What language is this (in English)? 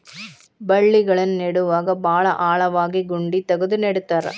Kannada